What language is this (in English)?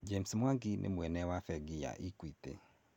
Kikuyu